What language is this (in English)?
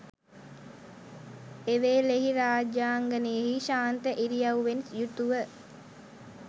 Sinhala